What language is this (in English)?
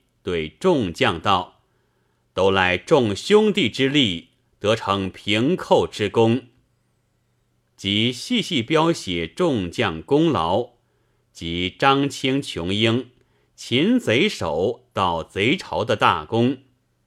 Chinese